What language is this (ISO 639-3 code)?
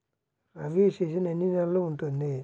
tel